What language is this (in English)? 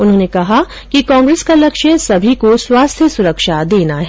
Hindi